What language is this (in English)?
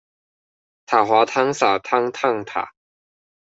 Chinese